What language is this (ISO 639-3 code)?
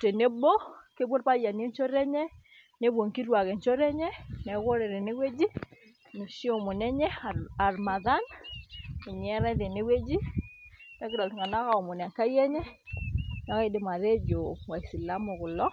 mas